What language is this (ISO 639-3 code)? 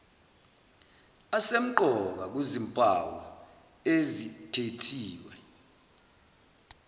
zul